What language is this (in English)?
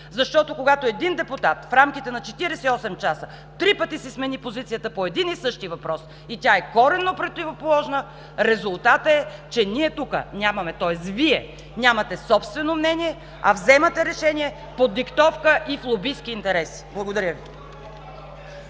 Bulgarian